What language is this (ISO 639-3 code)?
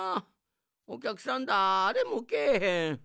jpn